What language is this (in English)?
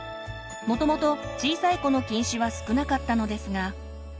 Japanese